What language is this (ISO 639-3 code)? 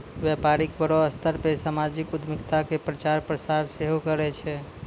mai